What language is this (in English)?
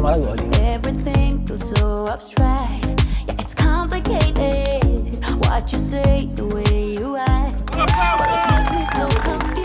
Italian